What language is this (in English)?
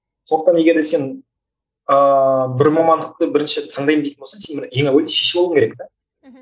Kazakh